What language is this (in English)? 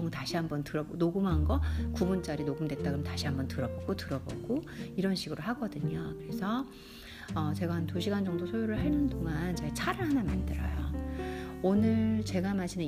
Korean